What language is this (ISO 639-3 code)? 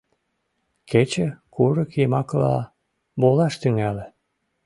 chm